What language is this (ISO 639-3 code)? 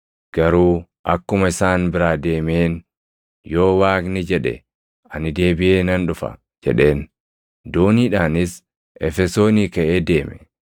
orm